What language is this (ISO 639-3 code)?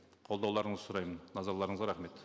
kaz